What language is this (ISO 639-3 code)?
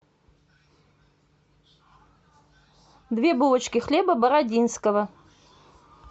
rus